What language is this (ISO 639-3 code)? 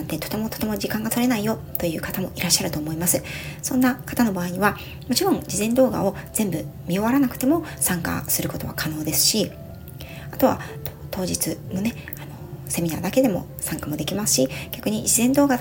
jpn